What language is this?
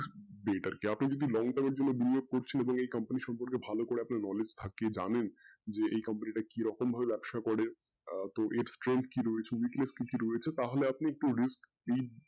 Bangla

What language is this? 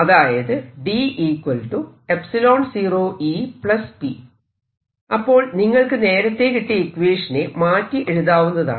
Malayalam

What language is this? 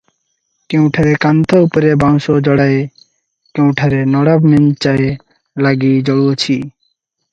Odia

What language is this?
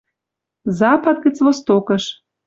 Western Mari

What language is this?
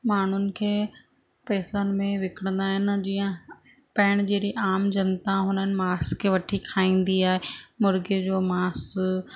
Sindhi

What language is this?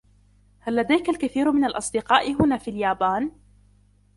Arabic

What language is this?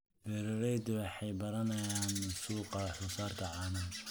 Somali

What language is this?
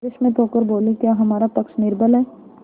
Hindi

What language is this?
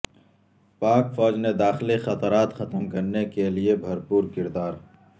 Urdu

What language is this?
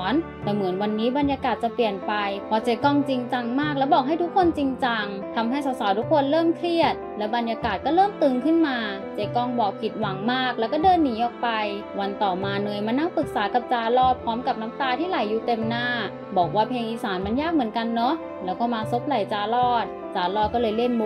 Thai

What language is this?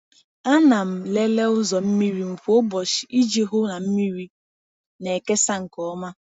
Igbo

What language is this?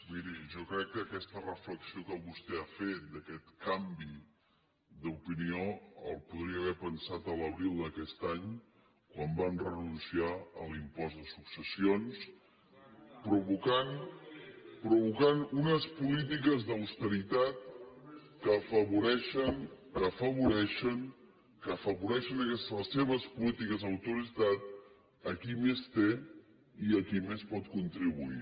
Catalan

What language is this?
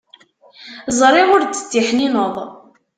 Kabyle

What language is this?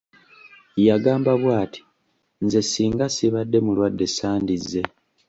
Ganda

